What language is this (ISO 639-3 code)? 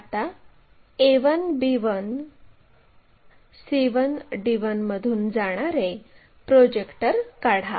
mar